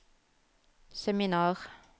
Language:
Norwegian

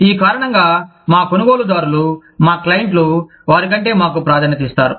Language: Telugu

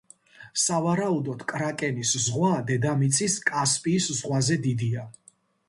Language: Georgian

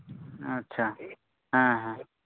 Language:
Santali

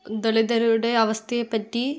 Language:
Malayalam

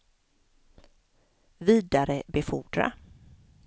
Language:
Swedish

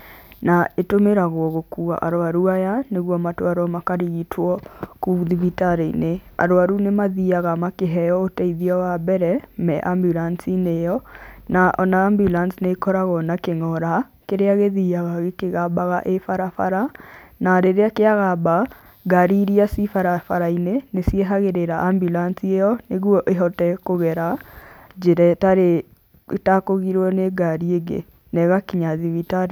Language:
Kikuyu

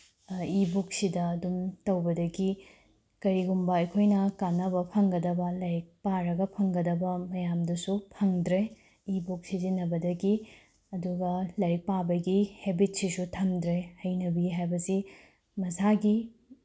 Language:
Manipuri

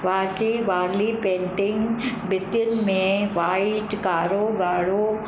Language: Sindhi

